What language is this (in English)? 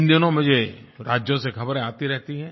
Hindi